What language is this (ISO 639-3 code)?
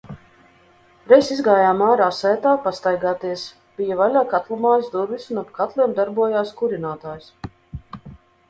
lav